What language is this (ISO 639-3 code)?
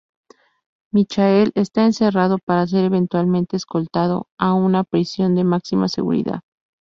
spa